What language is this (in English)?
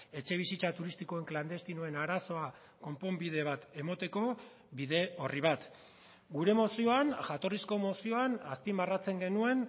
Basque